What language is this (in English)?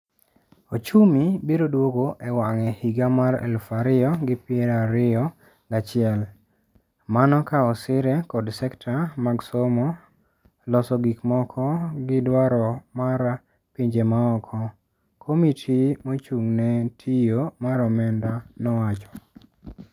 Luo (Kenya and Tanzania)